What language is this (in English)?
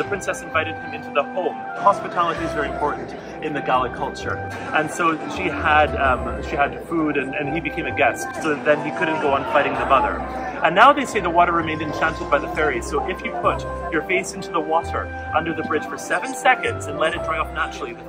English